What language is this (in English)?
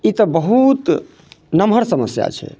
Maithili